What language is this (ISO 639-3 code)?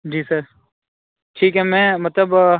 urd